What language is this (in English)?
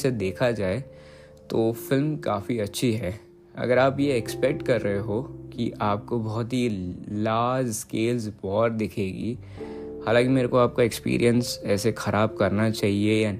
Hindi